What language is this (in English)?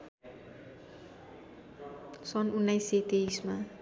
Nepali